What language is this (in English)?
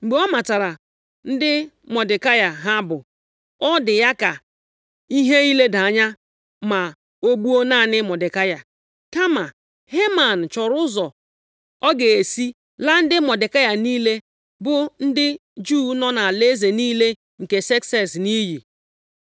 Igbo